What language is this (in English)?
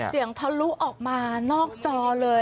Thai